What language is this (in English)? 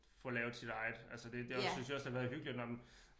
Danish